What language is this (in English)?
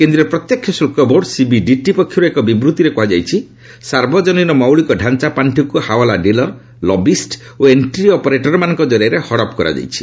Odia